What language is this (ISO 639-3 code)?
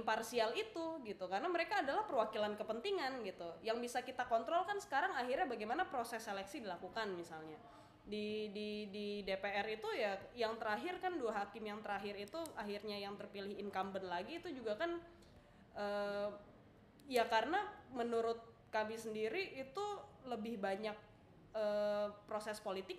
ind